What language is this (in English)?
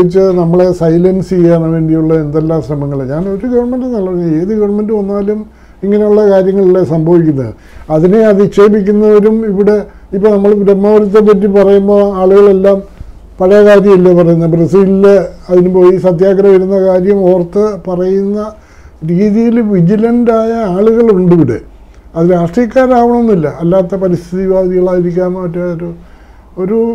Malayalam